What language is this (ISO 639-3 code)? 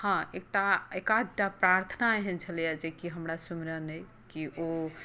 mai